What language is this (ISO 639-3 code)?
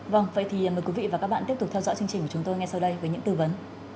vie